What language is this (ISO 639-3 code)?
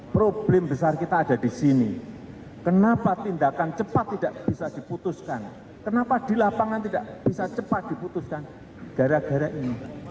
ind